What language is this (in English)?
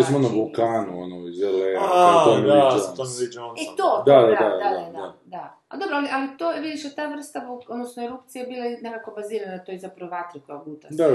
Croatian